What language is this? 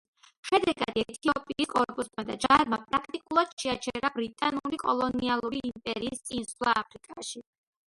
Georgian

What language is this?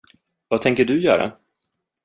Swedish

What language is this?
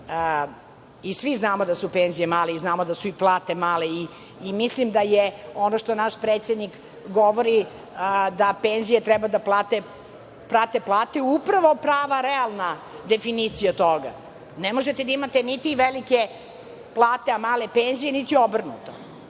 Serbian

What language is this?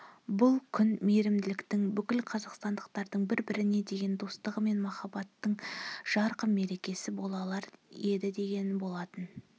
Kazakh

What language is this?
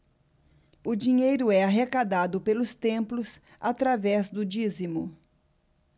Portuguese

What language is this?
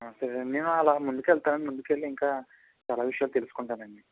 Telugu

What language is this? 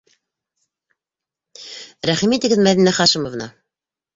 Bashkir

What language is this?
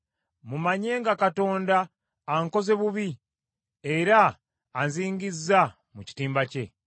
Ganda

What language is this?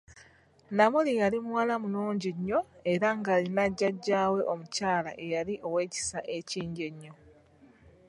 Ganda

